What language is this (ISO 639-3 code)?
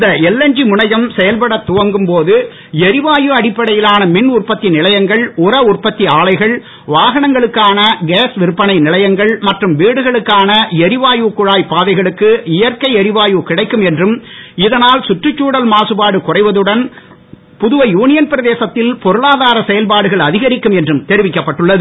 tam